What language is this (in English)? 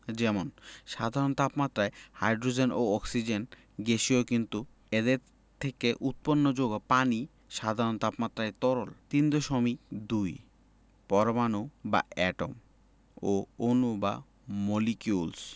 Bangla